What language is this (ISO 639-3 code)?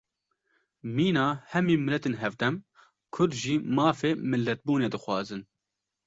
kur